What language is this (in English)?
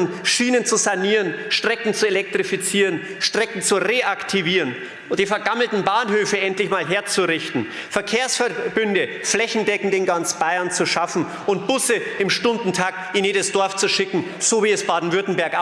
German